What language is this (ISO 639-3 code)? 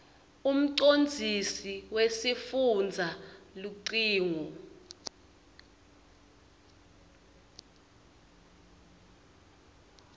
ssw